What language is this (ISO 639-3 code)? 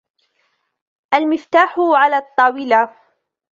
ara